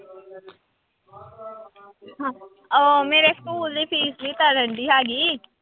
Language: Punjabi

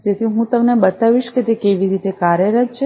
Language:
Gujarati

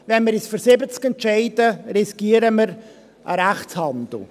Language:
Swiss German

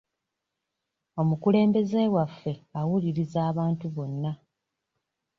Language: Ganda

